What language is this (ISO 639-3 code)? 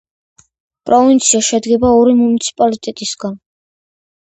kat